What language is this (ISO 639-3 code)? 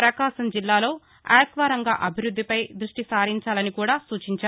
tel